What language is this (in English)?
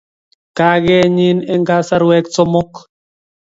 Kalenjin